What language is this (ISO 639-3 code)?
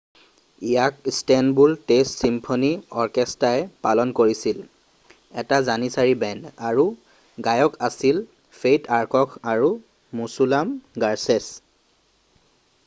asm